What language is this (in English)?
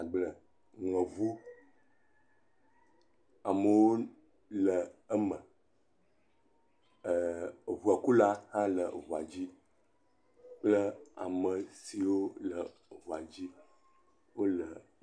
Ewe